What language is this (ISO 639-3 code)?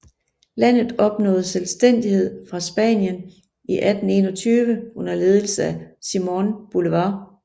dan